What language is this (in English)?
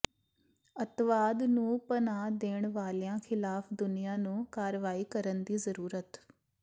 Punjabi